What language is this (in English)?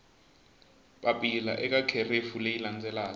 Tsonga